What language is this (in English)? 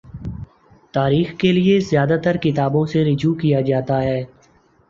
Urdu